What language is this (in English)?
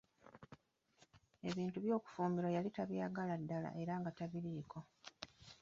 Ganda